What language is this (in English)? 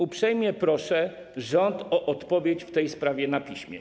Polish